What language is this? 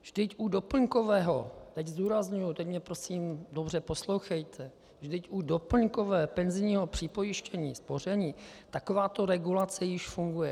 Czech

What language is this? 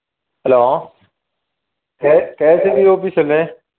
Malayalam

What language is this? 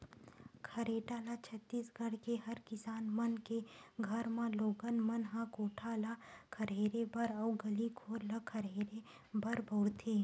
Chhattisgarhi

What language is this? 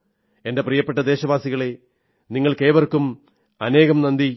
Malayalam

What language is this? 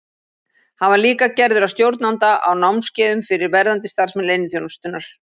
Icelandic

